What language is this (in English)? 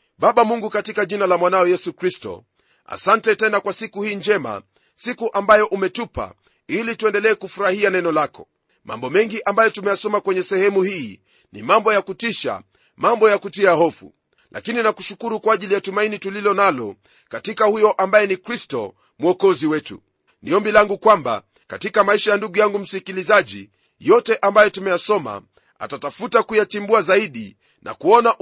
Swahili